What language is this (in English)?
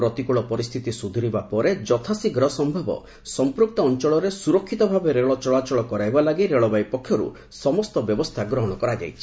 Odia